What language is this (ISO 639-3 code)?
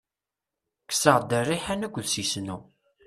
kab